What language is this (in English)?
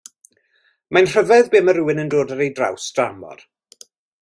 Welsh